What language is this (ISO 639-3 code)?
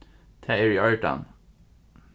fao